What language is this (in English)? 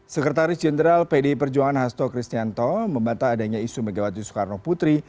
Indonesian